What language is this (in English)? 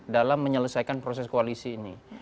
Indonesian